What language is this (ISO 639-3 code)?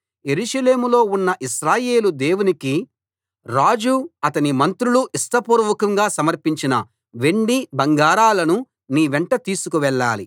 tel